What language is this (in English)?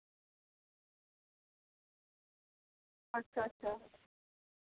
Santali